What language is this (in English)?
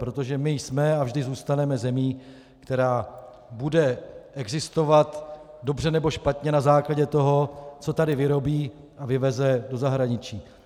Czech